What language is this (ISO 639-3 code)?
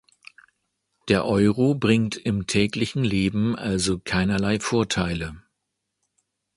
deu